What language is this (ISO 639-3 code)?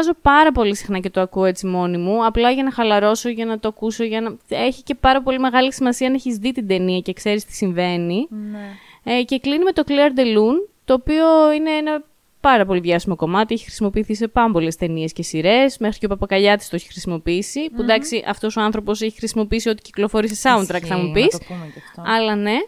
ell